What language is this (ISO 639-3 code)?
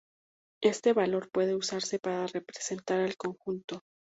spa